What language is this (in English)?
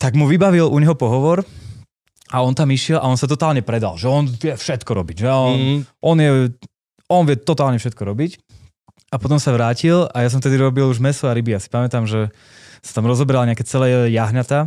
Slovak